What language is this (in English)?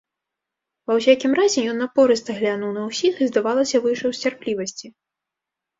Belarusian